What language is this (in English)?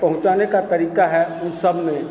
Hindi